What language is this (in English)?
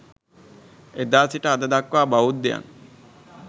Sinhala